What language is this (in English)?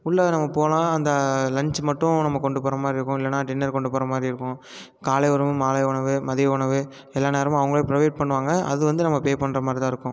Tamil